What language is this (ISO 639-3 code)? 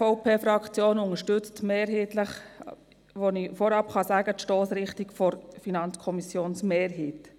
gsw